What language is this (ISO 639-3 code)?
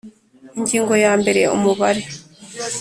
kin